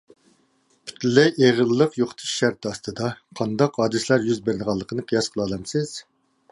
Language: Uyghur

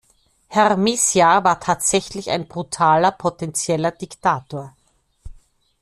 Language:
German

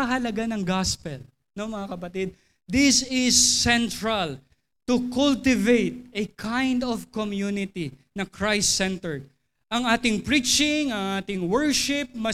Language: Filipino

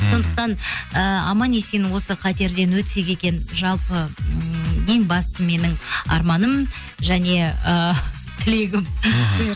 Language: Kazakh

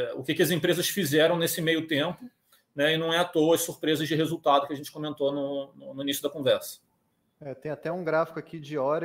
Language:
Portuguese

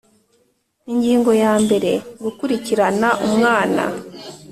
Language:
Kinyarwanda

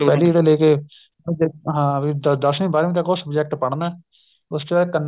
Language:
Punjabi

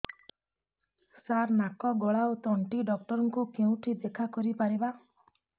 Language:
Odia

